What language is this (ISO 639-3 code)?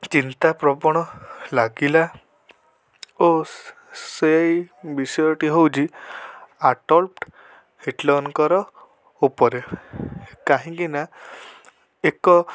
ori